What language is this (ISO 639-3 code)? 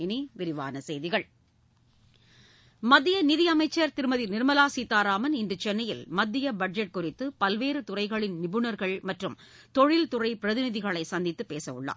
tam